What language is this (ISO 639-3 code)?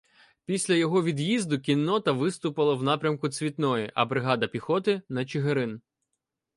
ukr